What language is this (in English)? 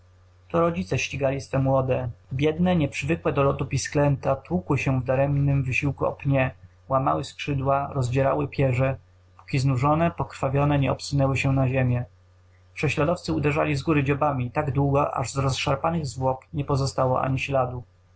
Polish